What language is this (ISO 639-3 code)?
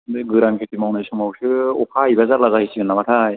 brx